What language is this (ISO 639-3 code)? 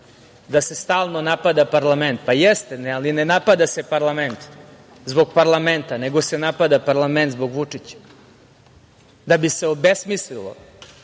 srp